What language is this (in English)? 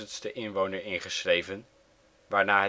Dutch